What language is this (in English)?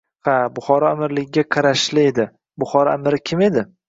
Uzbek